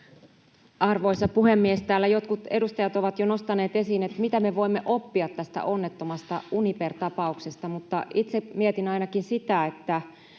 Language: Finnish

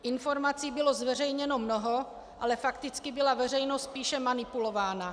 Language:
Czech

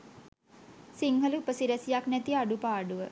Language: Sinhala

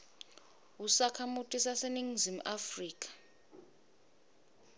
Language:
Swati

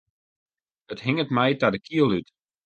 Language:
Western Frisian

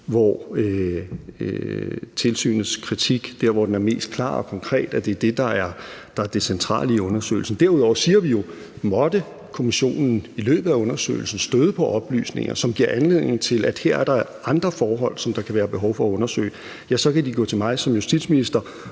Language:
Danish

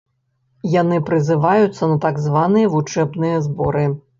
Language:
Belarusian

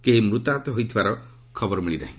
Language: Odia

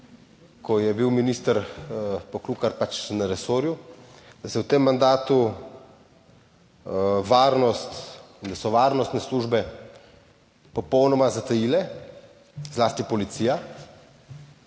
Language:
Slovenian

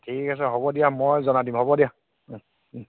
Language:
Assamese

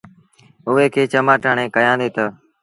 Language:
Sindhi Bhil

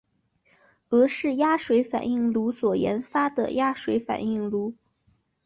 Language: Chinese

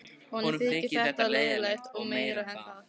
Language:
Icelandic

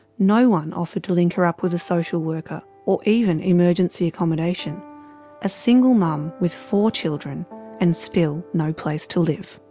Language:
English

